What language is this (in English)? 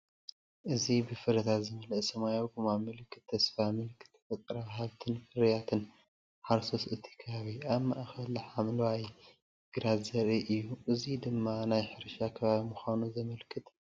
Tigrinya